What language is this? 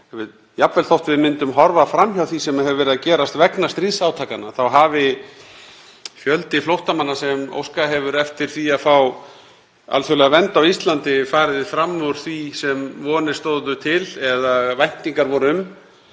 Icelandic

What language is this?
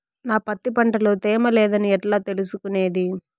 Telugu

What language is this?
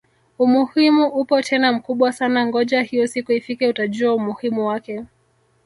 Swahili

